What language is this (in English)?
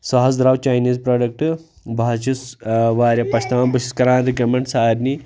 Kashmiri